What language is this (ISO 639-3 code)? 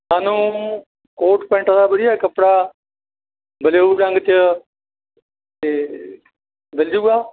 pan